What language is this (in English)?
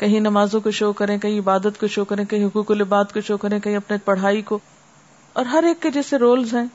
Urdu